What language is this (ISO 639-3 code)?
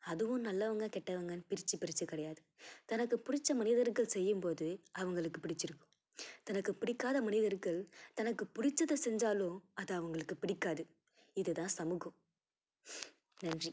tam